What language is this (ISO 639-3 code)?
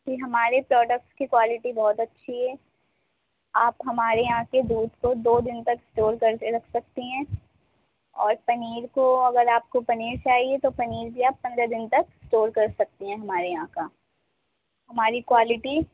urd